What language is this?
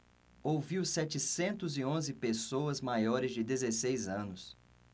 Portuguese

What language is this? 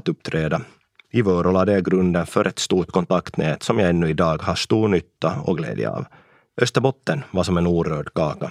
Swedish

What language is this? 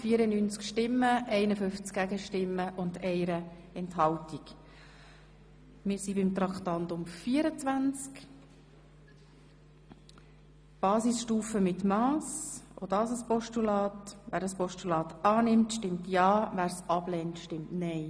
Swiss German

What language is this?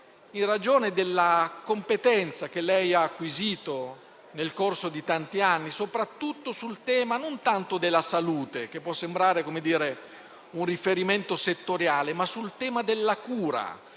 Italian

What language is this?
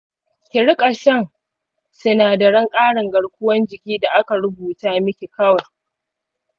Hausa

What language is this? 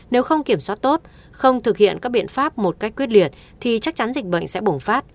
Vietnamese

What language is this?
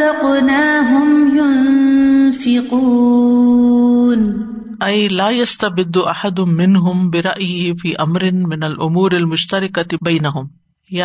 Urdu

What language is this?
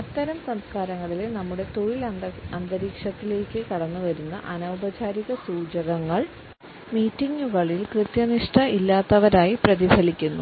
Malayalam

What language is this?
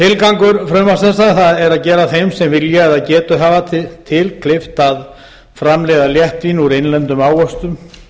Icelandic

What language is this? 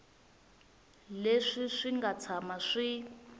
Tsonga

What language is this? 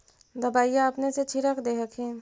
Magahi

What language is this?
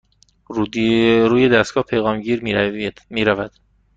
Persian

